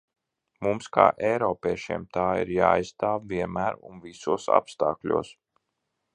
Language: Latvian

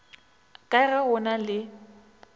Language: Northern Sotho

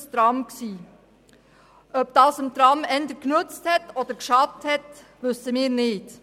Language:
Swiss German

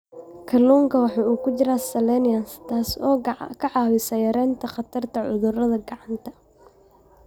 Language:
Somali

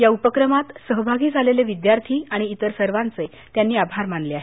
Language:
Marathi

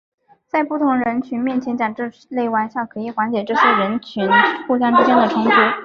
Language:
Chinese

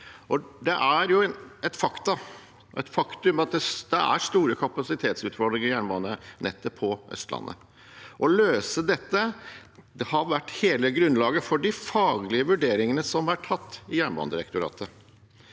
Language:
Norwegian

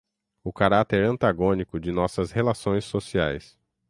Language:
Portuguese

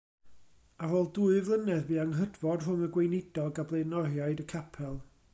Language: Welsh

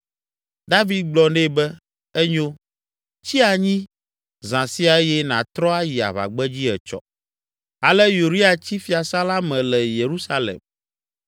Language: Ewe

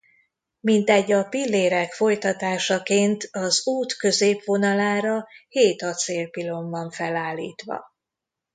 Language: Hungarian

